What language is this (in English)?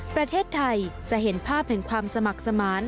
Thai